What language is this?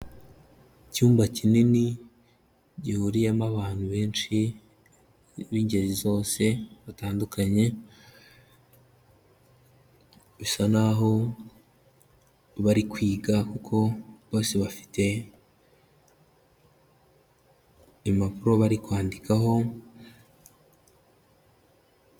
Kinyarwanda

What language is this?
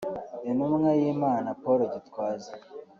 Kinyarwanda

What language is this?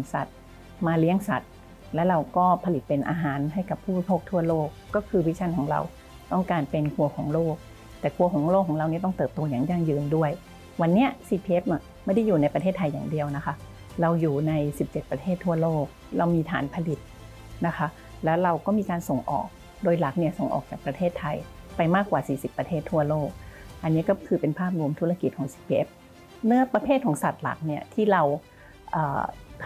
Thai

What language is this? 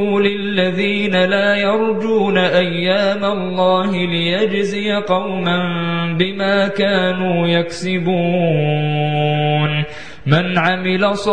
Arabic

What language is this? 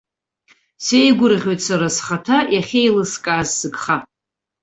Abkhazian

